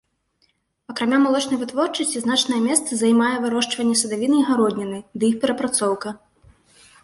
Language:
Belarusian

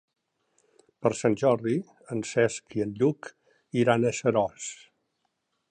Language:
Catalan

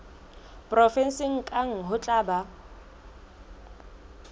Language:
Southern Sotho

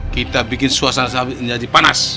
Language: Indonesian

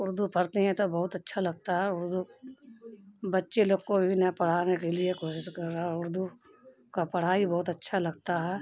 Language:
Urdu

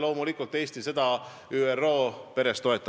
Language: Estonian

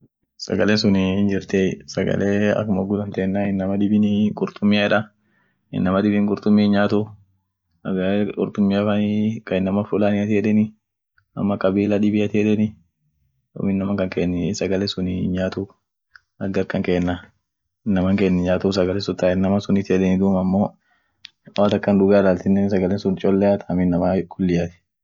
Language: Orma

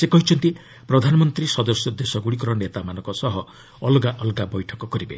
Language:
Odia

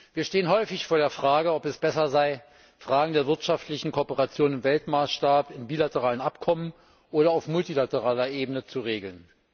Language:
German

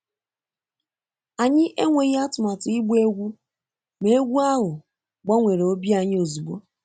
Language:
Igbo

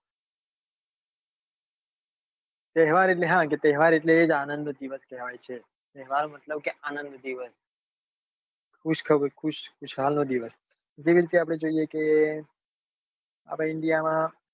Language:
Gujarati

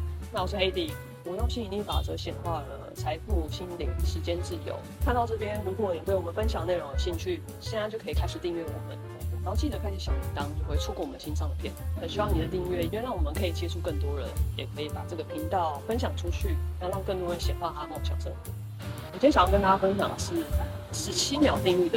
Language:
Chinese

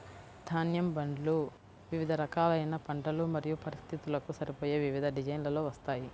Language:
Telugu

